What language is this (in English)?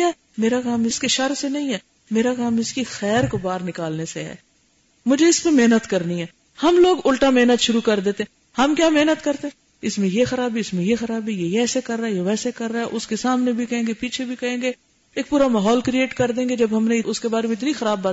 Urdu